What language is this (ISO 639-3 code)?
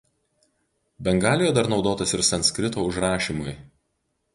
lit